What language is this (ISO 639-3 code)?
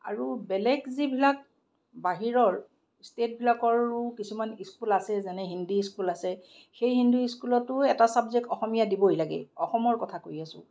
asm